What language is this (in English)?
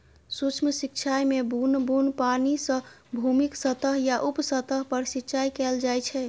Maithili